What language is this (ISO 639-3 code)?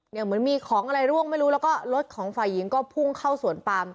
tha